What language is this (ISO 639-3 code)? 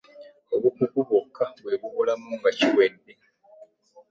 lug